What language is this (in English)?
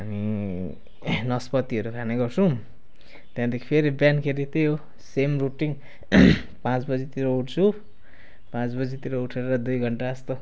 Nepali